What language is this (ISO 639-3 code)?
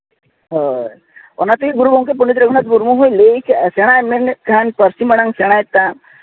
sat